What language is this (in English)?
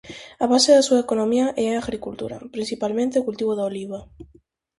Galician